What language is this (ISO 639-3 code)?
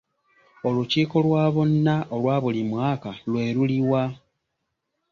lug